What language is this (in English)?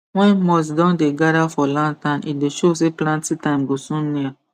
Nigerian Pidgin